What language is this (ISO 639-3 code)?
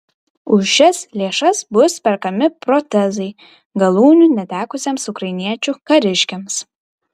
lit